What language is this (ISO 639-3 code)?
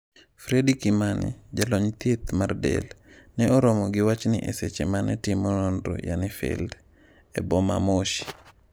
luo